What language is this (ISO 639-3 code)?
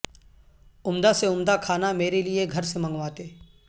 urd